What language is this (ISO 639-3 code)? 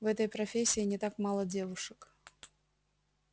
rus